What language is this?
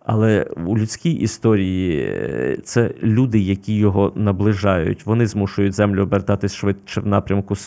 Ukrainian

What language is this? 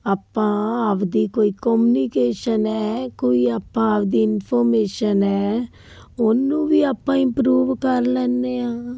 Punjabi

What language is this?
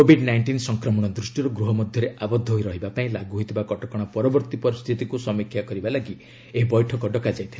Odia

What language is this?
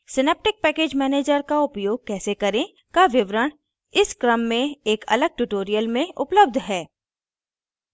Hindi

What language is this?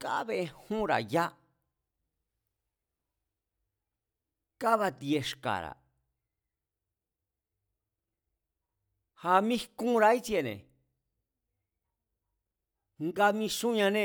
Mazatlán Mazatec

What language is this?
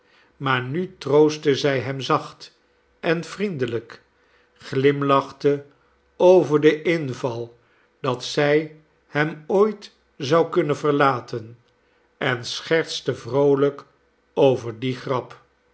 Dutch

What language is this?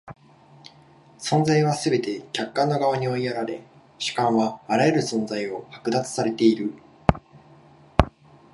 Japanese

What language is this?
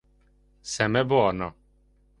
Hungarian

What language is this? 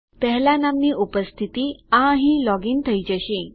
Gujarati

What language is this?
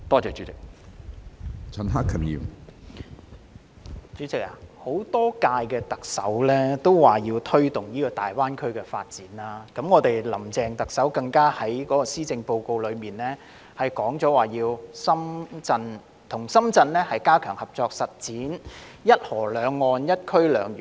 Cantonese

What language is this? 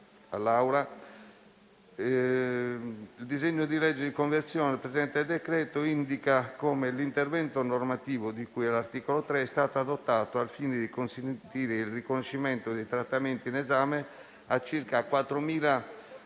Italian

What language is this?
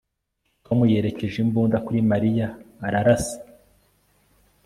Kinyarwanda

